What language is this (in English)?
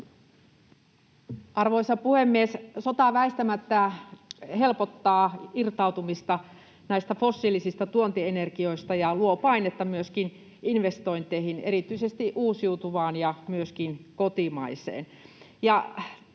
Finnish